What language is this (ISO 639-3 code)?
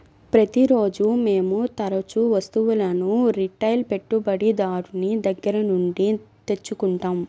tel